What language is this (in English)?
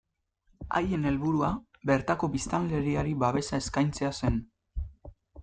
Basque